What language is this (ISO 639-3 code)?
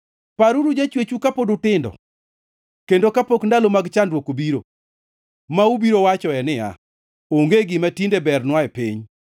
luo